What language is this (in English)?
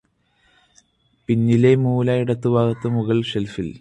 Malayalam